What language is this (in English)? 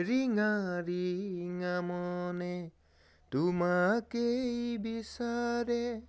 Assamese